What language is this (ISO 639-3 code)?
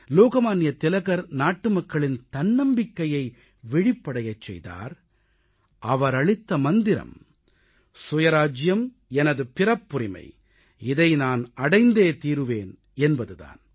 tam